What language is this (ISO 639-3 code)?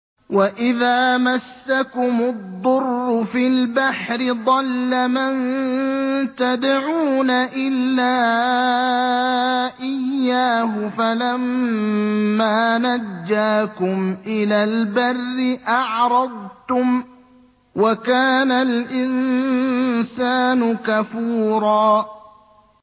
ara